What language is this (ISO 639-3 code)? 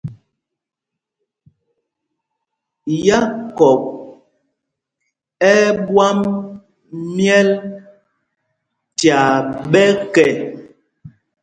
mgg